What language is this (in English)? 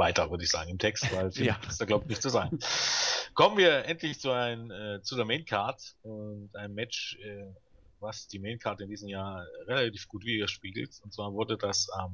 German